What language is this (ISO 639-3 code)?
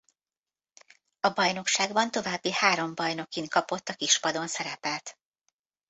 hun